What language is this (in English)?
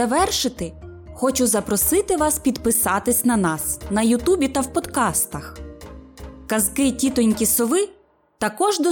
Ukrainian